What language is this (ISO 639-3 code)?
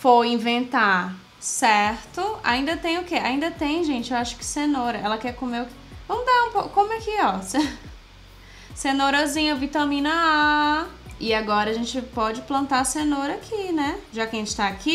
por